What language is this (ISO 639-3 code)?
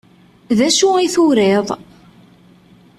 kab